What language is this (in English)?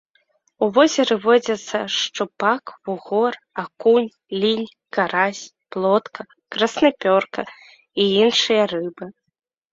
Belarusian